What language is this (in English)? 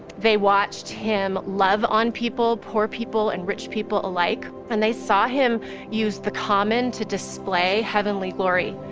English